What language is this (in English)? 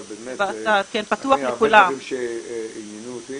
Hebrew